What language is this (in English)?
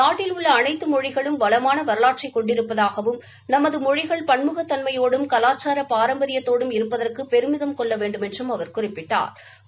Tamil